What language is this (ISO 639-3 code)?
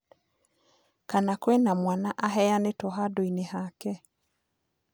kik